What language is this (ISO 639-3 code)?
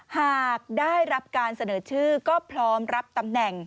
tha